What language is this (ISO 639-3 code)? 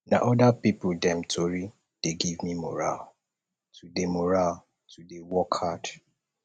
pcm